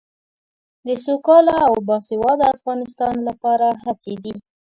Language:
Pashto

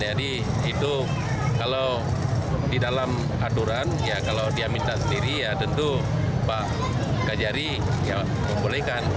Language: Indonesian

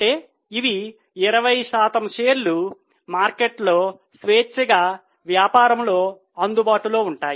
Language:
Telugu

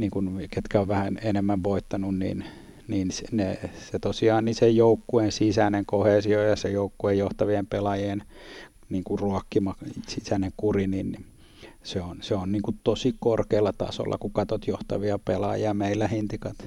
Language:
Finnish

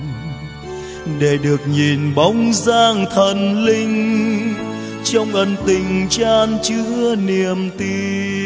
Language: Vietnamese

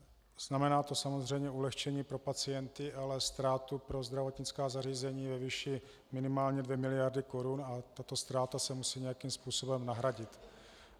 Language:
Czech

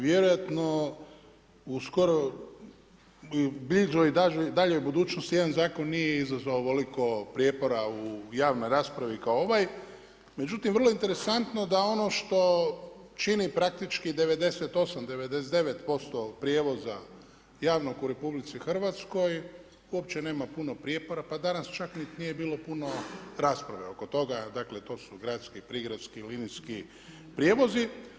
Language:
Croatian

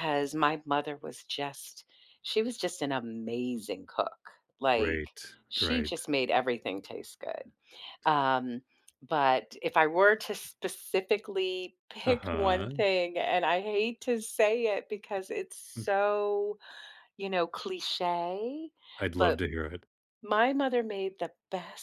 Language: English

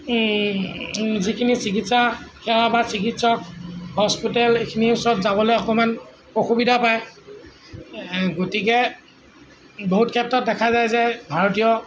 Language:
Assamese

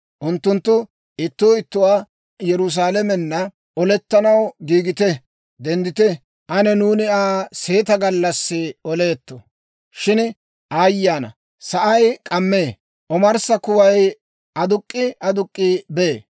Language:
Dawro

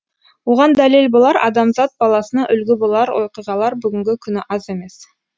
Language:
Kazakh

